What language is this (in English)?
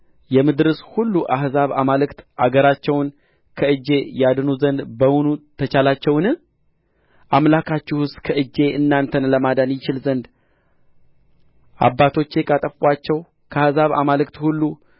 Amharic